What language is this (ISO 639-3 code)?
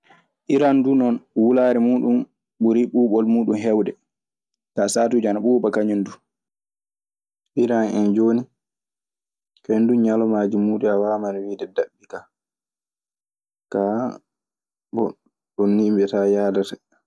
ffm